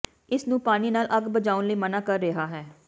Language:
Punjabi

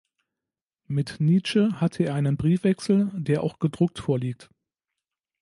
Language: German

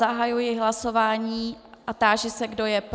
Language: Czech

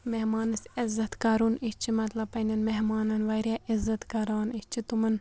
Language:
Kashmiri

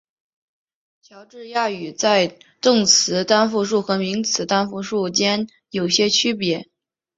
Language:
Chinese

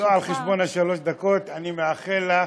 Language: Hebrew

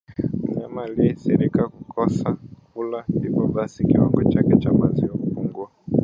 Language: Swahili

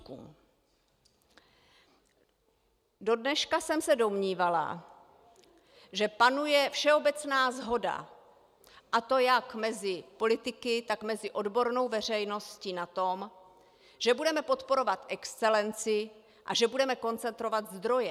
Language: Czech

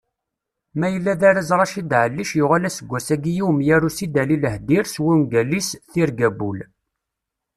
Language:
Kabyle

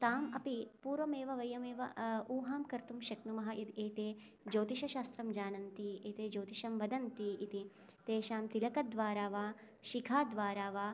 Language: Sanskrit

